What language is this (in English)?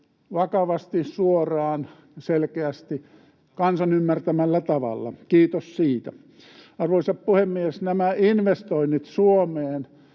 Finnish